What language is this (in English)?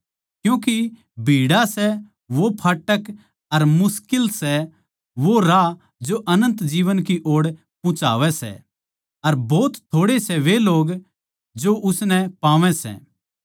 Haryanvi